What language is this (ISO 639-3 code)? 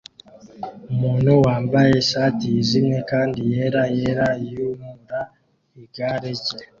kin